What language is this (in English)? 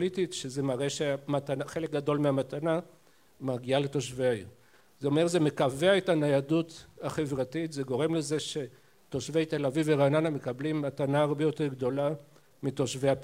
Hebrew